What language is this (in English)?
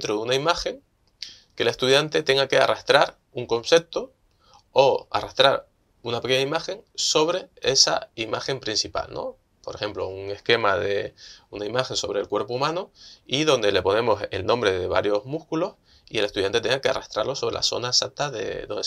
Spanish